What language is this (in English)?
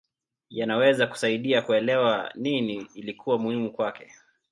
Swahili